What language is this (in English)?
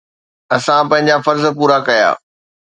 Sindhi